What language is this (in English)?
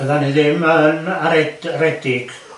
Welsh